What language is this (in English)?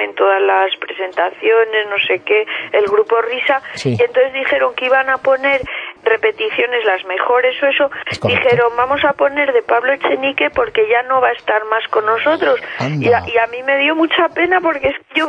Spanish